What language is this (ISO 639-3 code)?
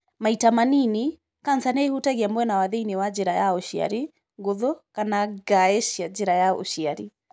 kik